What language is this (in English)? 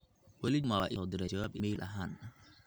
Somali